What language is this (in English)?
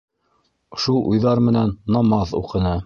Bashkir